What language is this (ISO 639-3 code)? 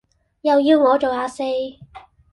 yue